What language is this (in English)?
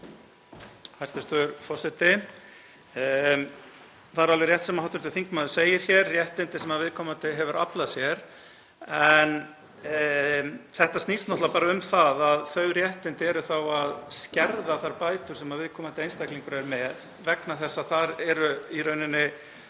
Icelandic